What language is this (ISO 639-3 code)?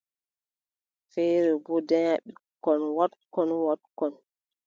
fub